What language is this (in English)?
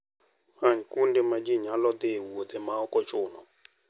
Luo (Kenya and Tanzania)